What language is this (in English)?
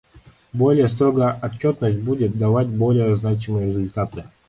Russian